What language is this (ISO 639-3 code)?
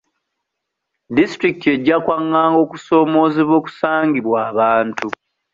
lug